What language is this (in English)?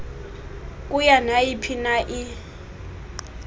Xhosa